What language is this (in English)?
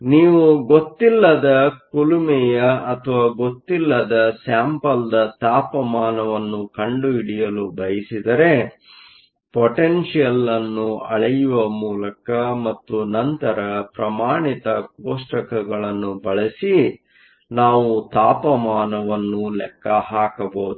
Kannada